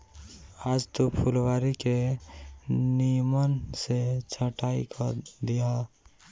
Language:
Bhojpuri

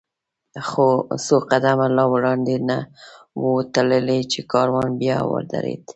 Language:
Pashto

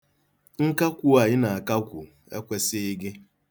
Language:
Igbo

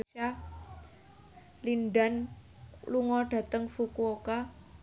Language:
Javanese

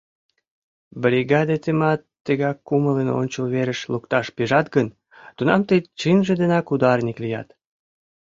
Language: Mari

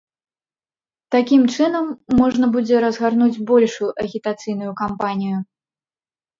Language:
Belarusian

